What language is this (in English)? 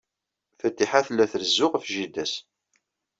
Kabyle